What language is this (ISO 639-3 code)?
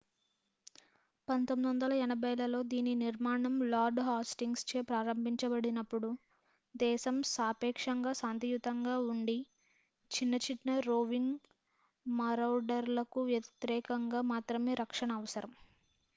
tel